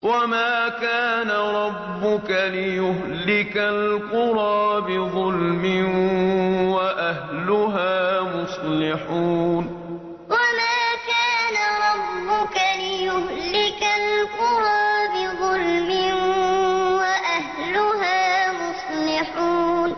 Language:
Arabic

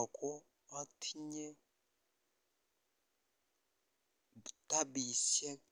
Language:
Kalenjin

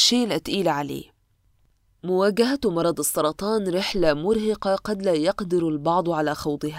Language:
Arabic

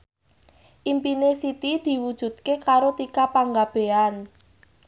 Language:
Javanese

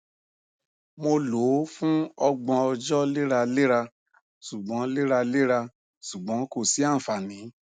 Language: Yoruba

